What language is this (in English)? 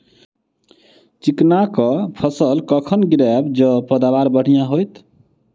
Maithili